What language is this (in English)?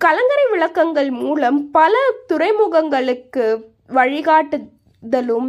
Tamil